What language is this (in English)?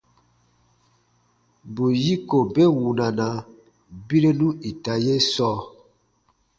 Baatonum